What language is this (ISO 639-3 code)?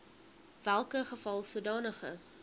afr